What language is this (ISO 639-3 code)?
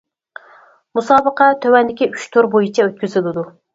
uig